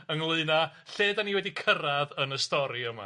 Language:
Welsh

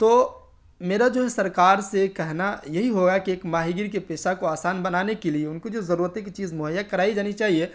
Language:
Urdu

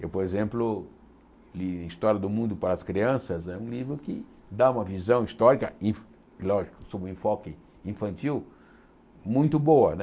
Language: Portuguese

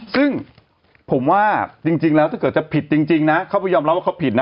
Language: Thai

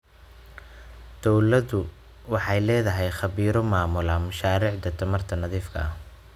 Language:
Somali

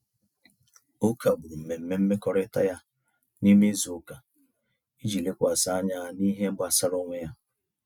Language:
Igbo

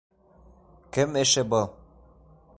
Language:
Bashkir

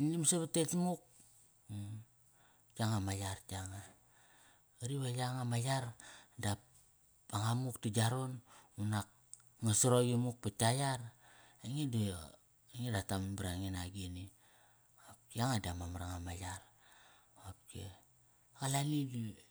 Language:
Kairak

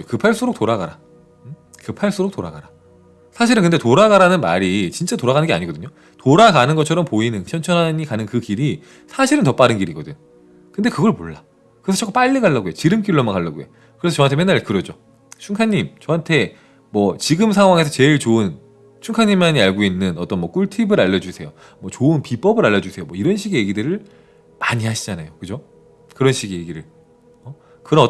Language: Korean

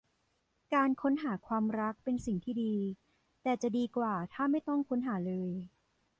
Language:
Thai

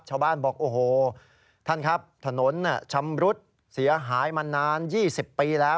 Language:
Thai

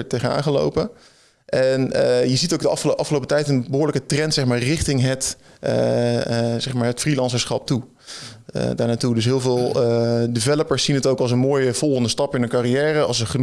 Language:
Dutch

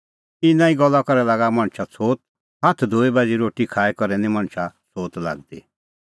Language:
Kullu Pahari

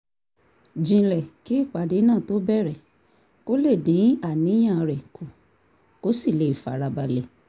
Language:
Yoruba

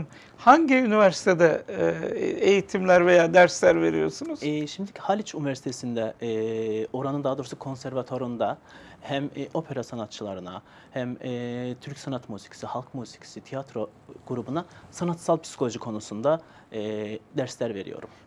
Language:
Turkish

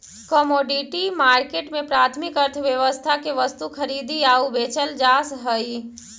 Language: Magahi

